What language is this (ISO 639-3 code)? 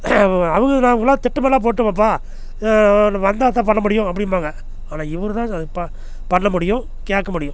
tam